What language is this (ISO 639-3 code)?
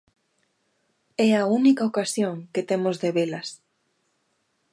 glg